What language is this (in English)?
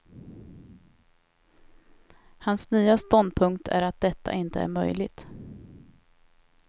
Swedish